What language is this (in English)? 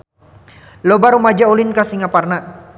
Sundanese